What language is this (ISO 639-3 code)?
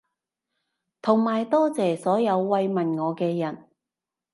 yue